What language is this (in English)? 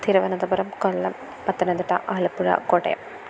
Malayalam